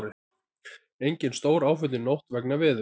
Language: Icelandic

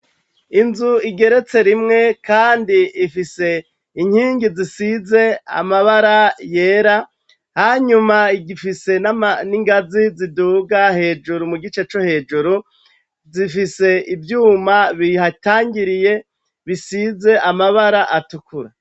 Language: Rundi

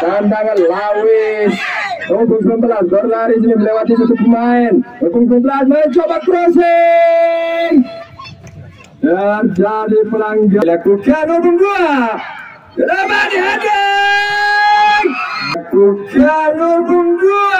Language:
Indonesian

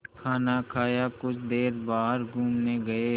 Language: Hindi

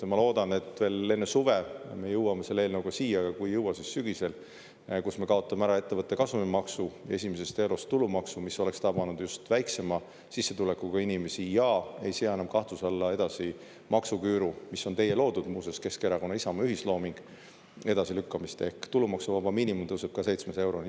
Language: Estonian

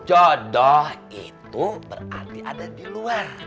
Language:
Indonesian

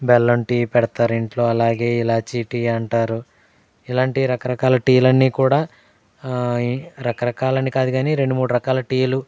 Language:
Telugu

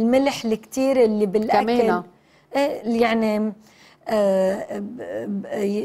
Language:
Arabic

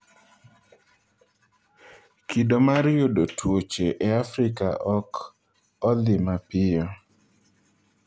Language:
Luo (Kenya and Tanzania)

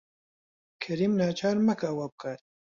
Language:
Central Kurdish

